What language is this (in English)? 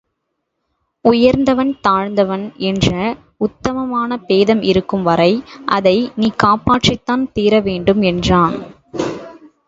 Tamil